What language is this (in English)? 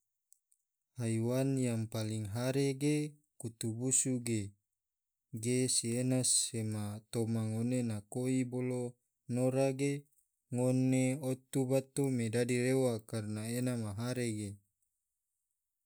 Tidore